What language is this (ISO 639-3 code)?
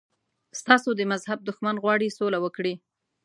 pus